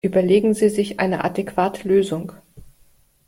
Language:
German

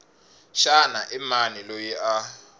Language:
Tsonga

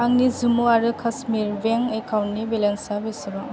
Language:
Bodo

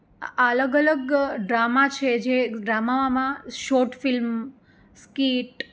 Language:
Gujarati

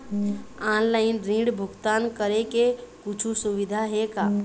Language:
Chhattisgarhi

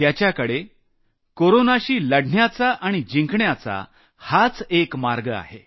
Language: Marathi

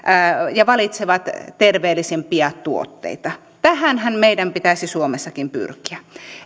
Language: Finnish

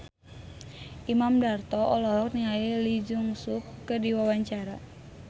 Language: Sundanese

